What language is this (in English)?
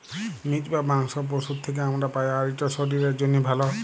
Bangla